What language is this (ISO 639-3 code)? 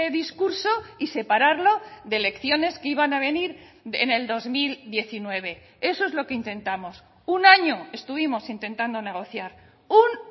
spa